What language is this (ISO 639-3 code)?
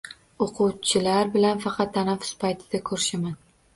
uzb